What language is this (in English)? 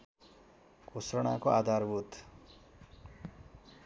Nepali